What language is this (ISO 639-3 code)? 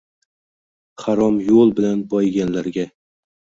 uzb